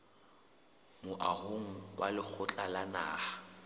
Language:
Southern Sotho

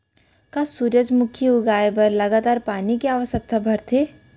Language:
Chhattisgarhi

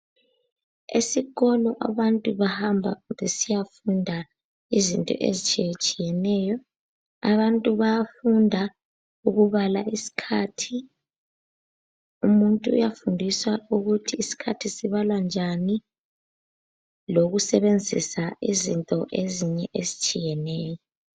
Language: North Ndebele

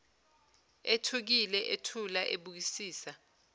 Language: Zulu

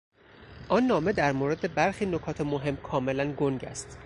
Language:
Persian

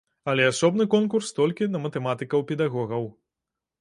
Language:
Belarusian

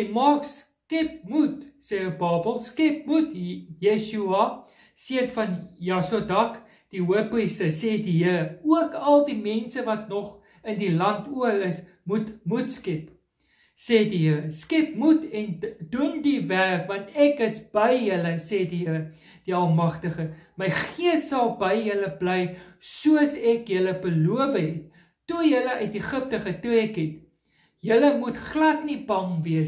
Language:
Dutch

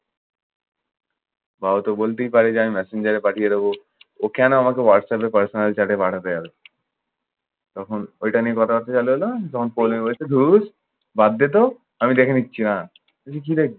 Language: Bangla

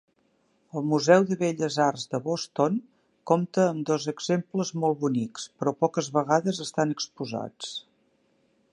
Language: Catalan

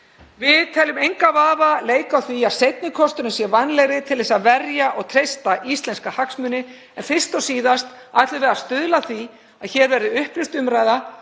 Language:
Icelandic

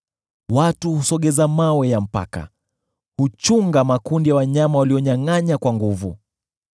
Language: Swahili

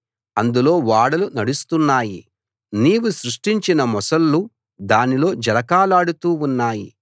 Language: Telugu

